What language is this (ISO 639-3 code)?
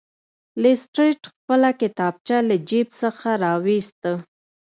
pus